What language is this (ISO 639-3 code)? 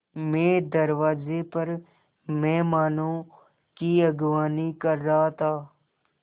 hin